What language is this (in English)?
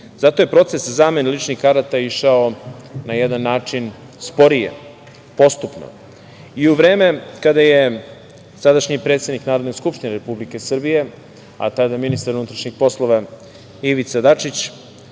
Serbian